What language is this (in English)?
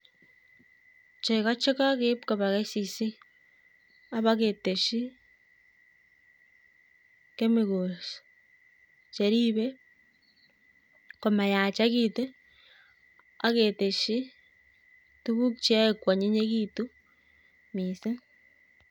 Kalenjin